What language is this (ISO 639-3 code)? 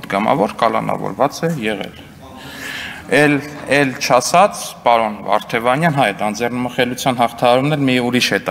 ron